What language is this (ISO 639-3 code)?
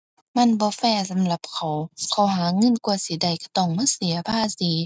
tha